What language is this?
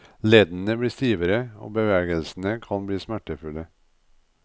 Norwegian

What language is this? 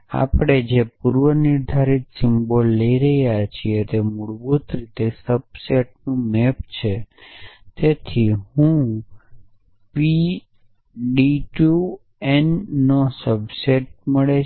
Gujarati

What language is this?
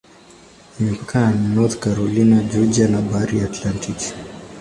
Swahili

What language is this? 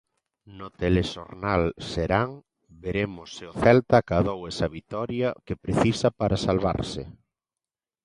Galician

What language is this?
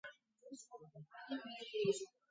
Georgian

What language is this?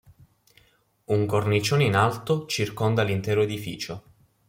Italian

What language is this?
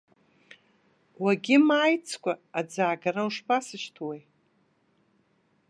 Abkhazian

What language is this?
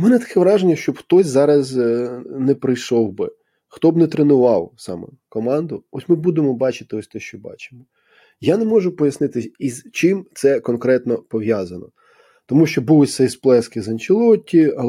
Ukrainian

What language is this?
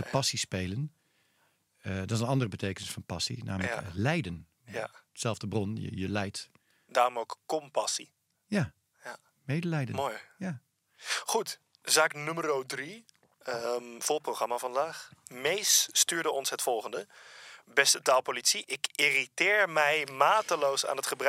Dutch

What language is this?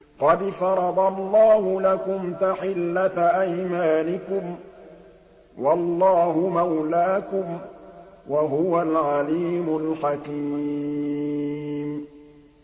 Arabic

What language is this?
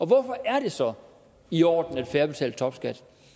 Danish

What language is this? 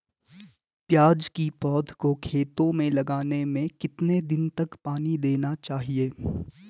Hindi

